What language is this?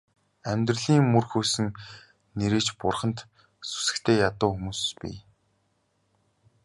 Mongolian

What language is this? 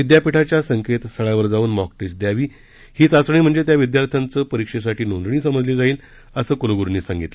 Marathi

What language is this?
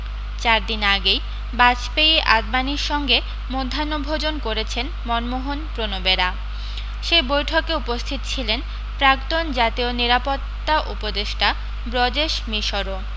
Bangla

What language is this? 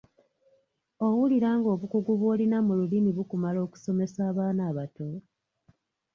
Ganda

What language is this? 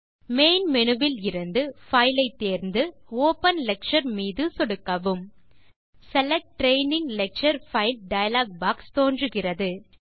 Tamil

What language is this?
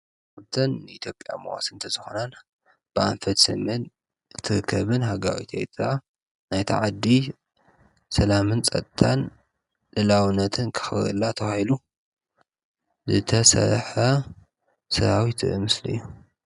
Tigrinya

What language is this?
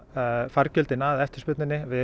Icelandic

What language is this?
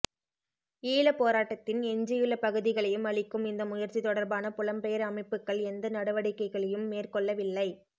Tamil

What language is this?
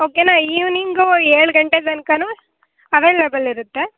Kannada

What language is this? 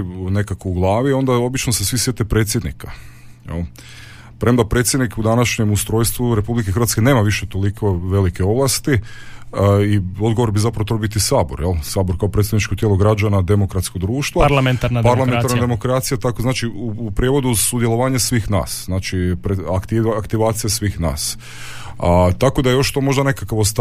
Croatian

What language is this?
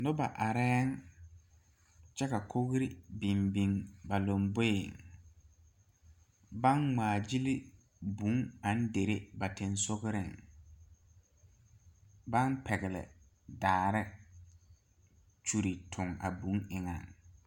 Southern Dagaare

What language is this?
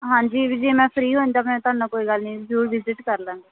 Punjabi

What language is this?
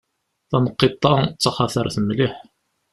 Kabyle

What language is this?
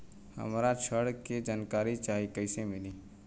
Bhojpuri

